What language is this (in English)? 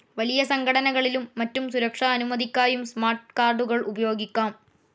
Malayalam